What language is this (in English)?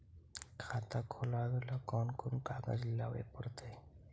Magahi